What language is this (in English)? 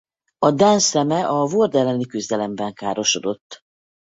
Hungarian